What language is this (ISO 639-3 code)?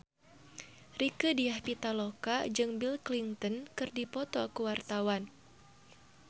sun